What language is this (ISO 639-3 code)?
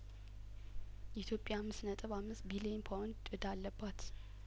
amh